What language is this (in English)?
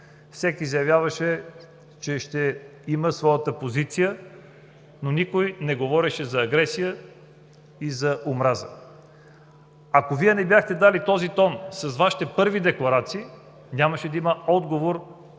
Bulgarian